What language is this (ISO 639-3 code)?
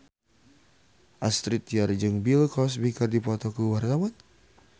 sun